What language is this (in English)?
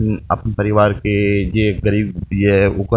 Maithili